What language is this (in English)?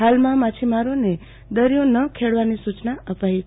Gujarati